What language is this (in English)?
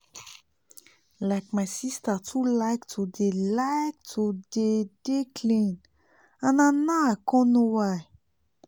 Nigerian Pidgin